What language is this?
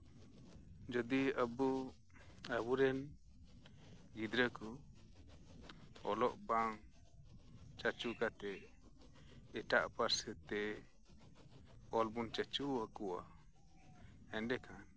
Santali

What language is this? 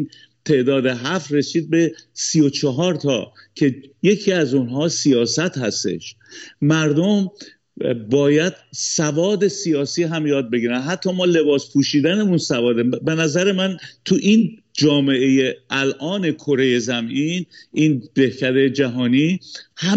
Persian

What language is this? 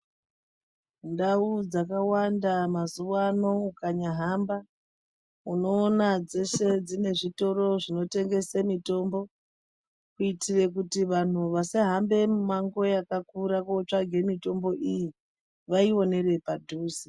Ndau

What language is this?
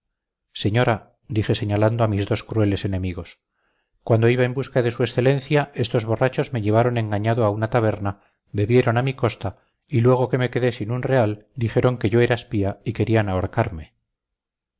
Spanish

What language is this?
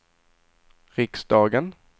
Swedish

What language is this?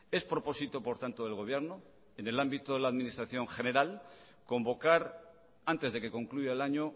Spanish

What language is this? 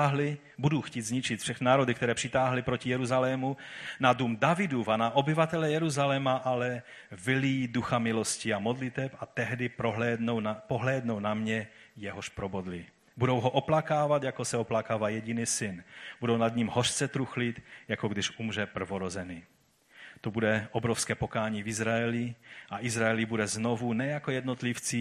Czech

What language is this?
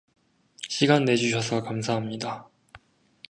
Korean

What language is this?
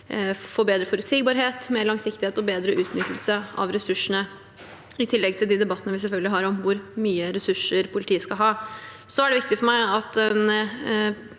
Norwegian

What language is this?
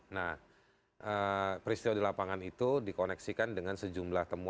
Indonesian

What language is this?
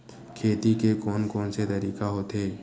Chhattisgarhi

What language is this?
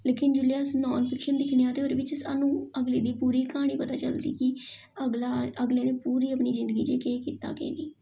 Dogri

